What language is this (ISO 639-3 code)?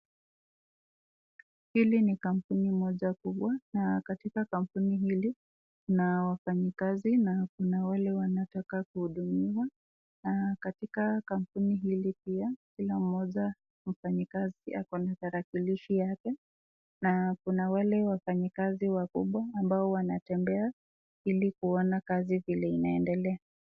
swa